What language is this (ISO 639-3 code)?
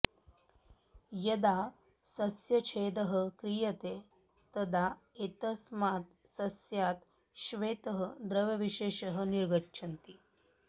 san